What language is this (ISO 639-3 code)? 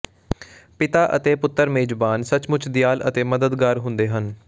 pan